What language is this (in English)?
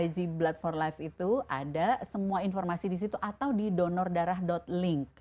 Indonesian